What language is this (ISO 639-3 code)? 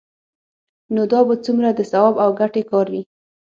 pus